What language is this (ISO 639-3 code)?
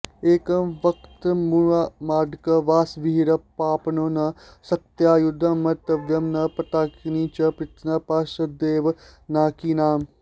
san